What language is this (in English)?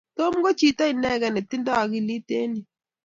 Kalenjin